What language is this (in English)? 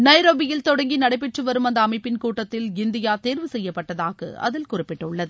Tamil